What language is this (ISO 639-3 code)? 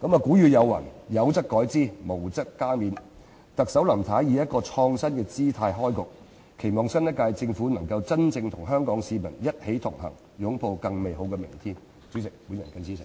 yue